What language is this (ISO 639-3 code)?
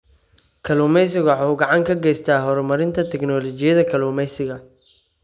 som